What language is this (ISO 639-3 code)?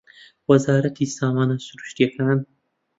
ckb